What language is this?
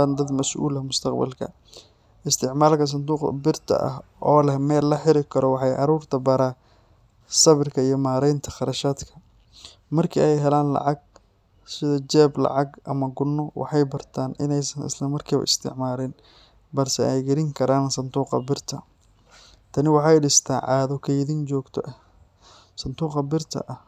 Somali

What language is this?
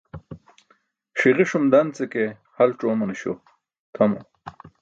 Burushaski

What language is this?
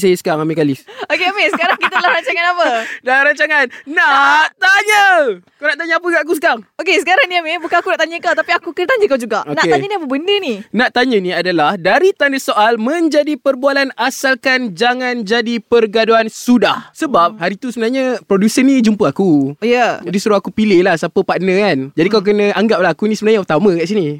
Malay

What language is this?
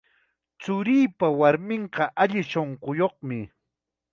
Chiquián Ancash Quechua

